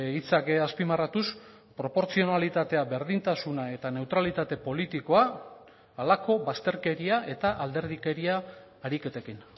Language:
Basque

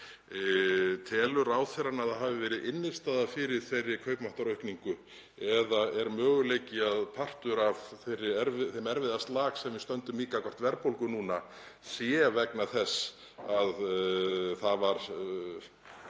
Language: Icelandic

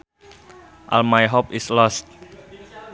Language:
Sundanese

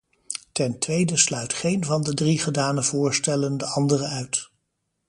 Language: Dutch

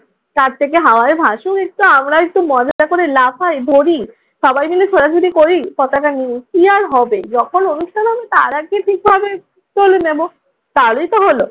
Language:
Bangla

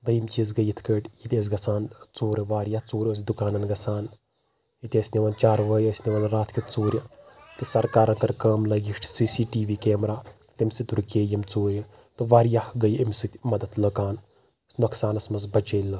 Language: Kashmiri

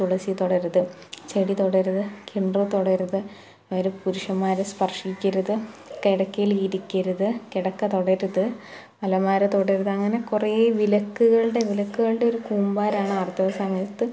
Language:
Malayalam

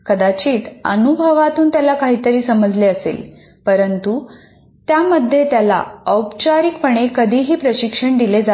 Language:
Marathi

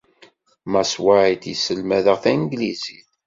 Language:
Kabyle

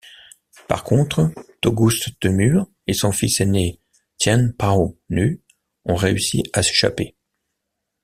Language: French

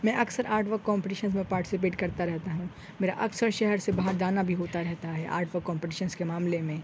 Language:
Urdu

